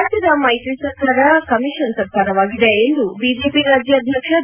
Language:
Kannada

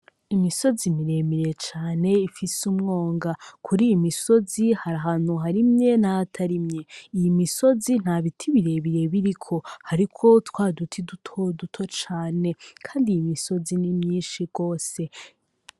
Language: Rundi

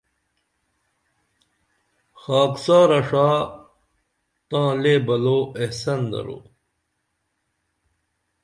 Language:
Dameli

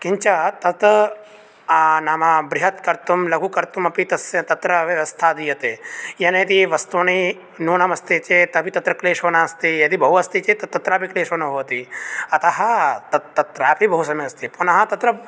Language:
Sanskrit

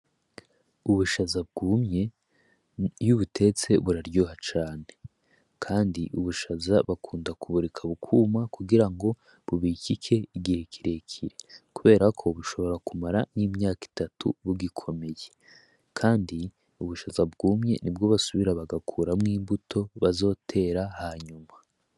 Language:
Rundi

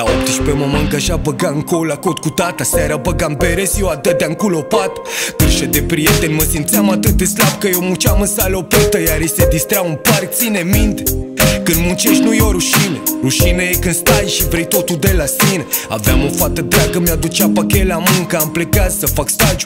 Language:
Romanian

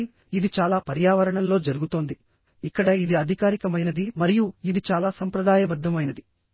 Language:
Telugu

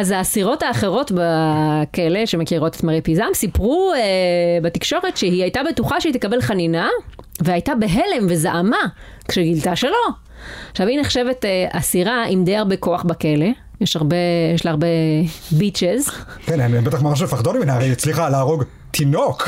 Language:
Hebrew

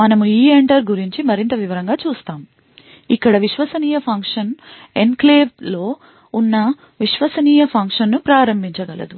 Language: Telugu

